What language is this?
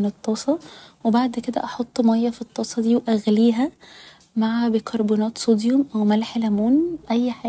Egyptian Arabic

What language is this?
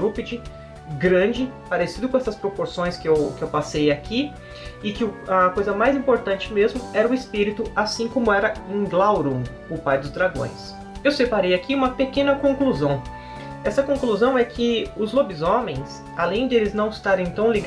Portuguese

